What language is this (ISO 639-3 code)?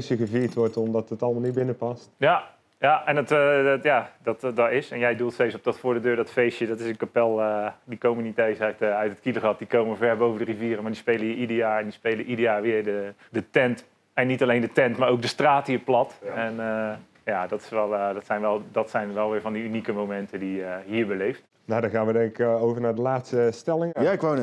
nld